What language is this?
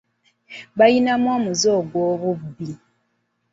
Ganda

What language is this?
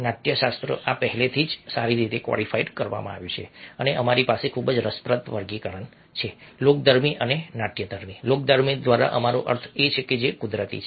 Gujarati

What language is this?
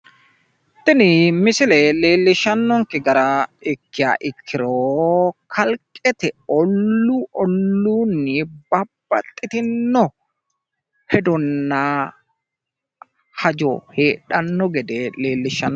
Sidamo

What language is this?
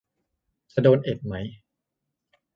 Thai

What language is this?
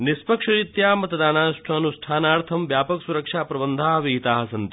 Sanskrit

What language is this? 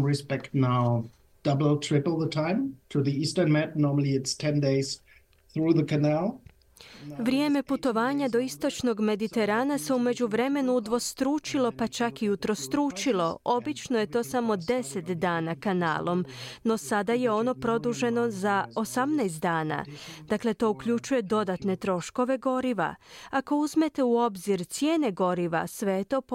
Croatian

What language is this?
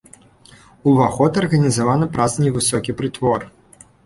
Belarusian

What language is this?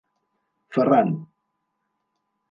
Catalan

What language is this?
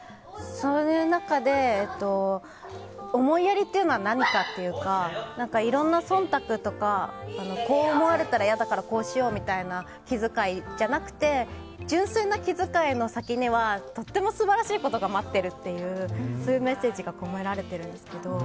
Japanese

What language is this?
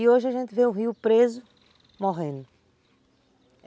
Portuguese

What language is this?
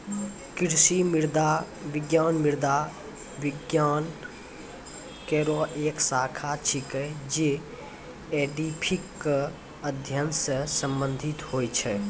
Maithili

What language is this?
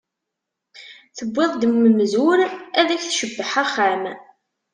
Kabyle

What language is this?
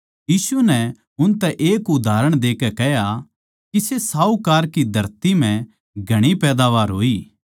Haryanvi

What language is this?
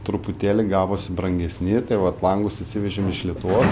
Lithuanian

